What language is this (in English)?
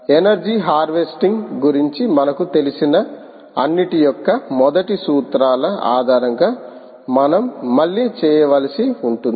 Telugu